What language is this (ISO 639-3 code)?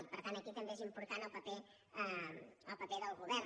cat